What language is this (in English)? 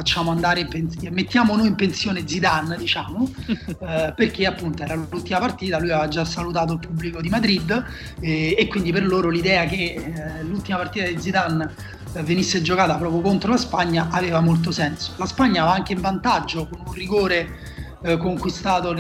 Italian